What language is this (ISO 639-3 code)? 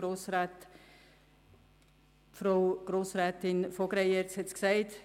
gsw